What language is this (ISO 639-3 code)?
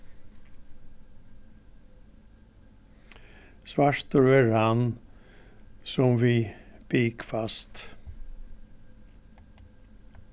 fao